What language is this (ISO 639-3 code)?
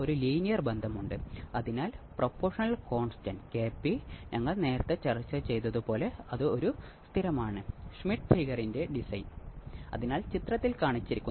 mal